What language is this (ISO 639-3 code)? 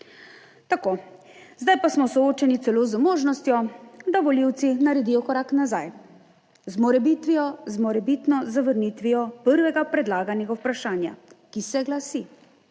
slv